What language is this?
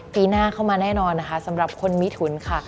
Thai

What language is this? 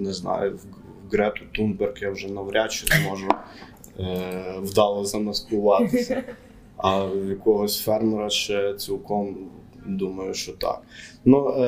Ukrainian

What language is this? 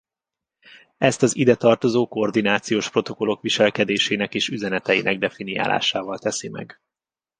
Hungarian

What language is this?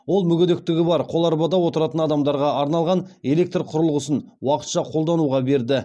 Kazakh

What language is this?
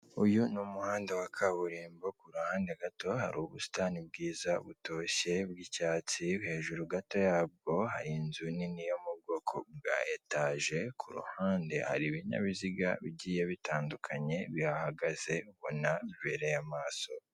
Kinyarwanda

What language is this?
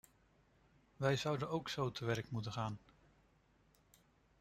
Dutch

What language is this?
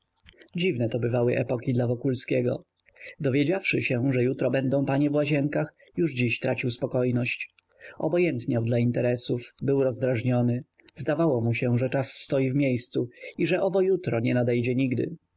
Polish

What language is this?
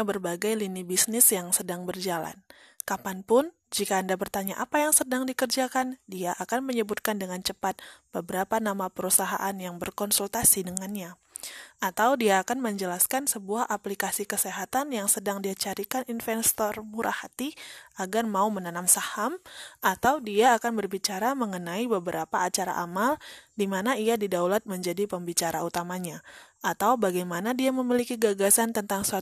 Indonesian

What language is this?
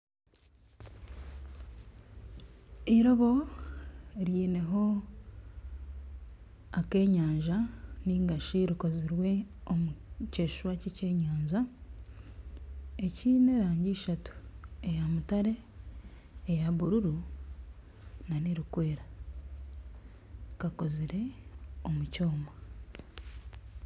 Nyankole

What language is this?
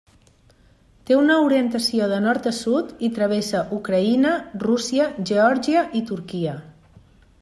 Catalan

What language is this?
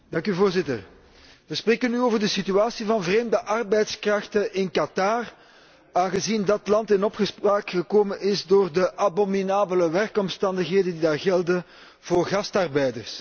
Dutch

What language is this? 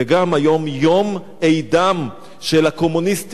Hebrew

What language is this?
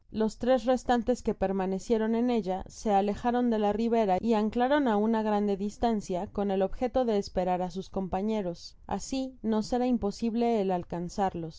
Spanish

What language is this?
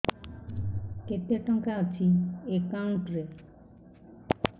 Odia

